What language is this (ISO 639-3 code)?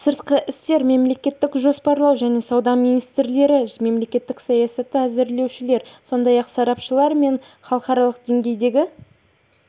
kaz